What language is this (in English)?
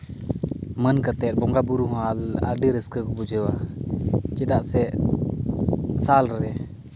Santali